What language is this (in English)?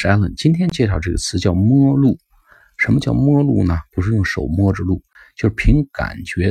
Chinese